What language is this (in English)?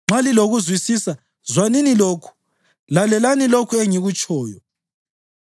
North Ndebele